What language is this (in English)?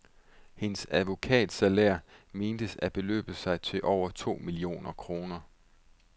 Danish